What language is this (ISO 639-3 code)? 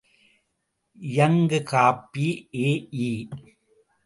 tam